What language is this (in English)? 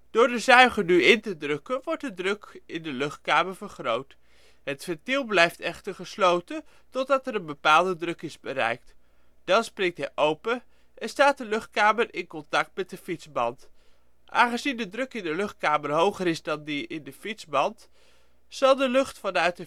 Dutch